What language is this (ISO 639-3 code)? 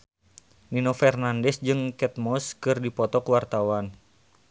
sun